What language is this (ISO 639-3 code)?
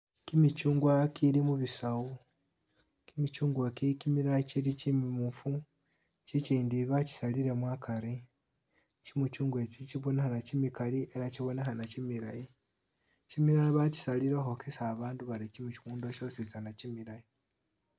myx